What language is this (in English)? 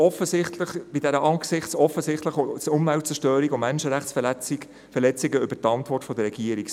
Swiss German